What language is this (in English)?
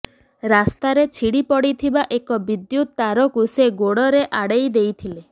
Odia